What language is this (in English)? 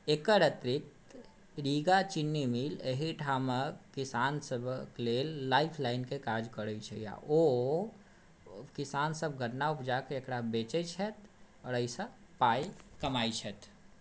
Maithili